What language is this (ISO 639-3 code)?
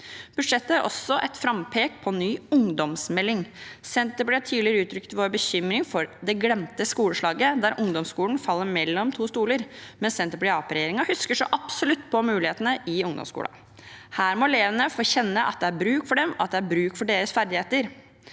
nor